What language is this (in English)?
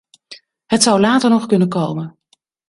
Dutch